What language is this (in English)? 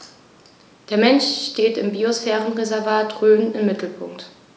German